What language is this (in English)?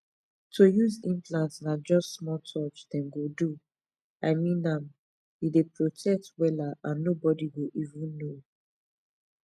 Nigerian Pidgin